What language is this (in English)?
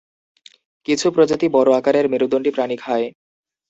Bangla